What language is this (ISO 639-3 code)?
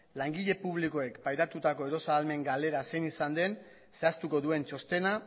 eus